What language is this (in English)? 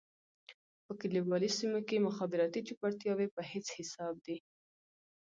Pashto